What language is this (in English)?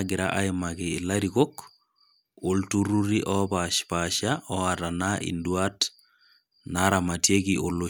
Masai